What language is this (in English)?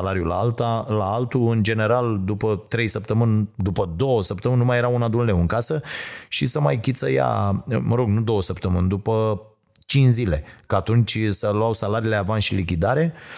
Romanian